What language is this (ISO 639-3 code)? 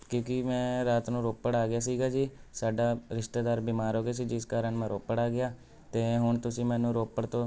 pan